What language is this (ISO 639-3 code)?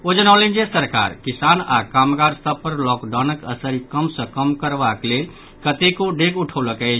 mai